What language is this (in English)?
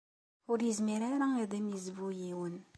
Kabyle